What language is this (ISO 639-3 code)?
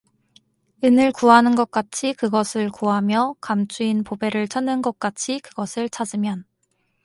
kor